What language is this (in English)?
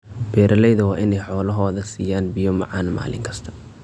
Somali